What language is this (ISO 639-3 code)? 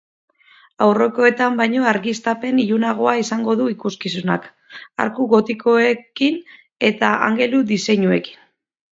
eus